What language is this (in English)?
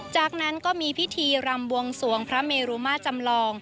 Thai